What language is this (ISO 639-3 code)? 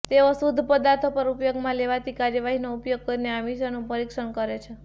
guj